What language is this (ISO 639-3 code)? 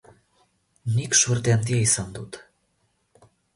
eus